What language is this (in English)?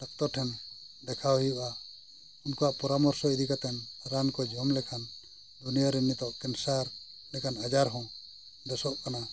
Santali